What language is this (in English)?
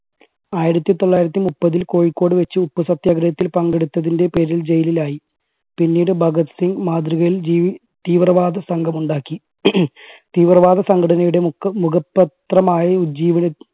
Malayalam